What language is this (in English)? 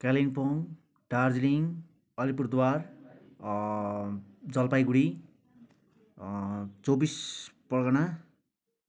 Nepali